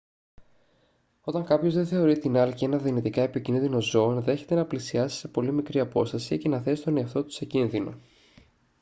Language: Greek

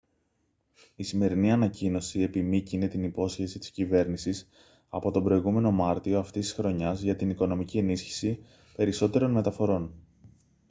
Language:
Greek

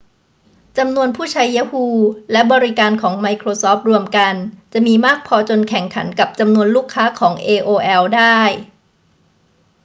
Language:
Thai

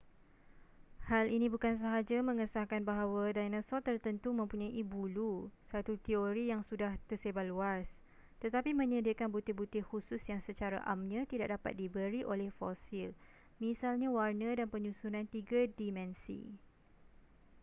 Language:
Malay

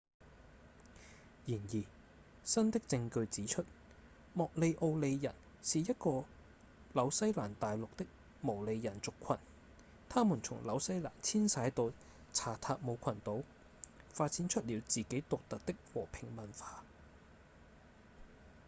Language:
Cantonese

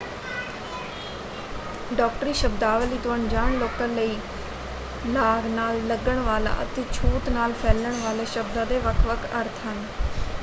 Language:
Punjabi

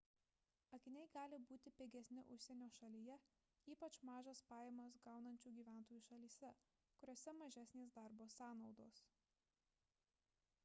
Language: Lithuanian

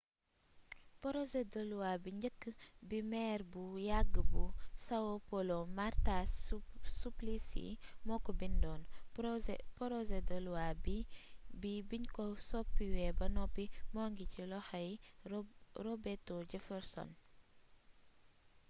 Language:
Wolof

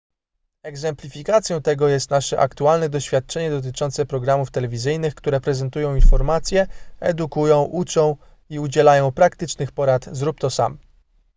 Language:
Polish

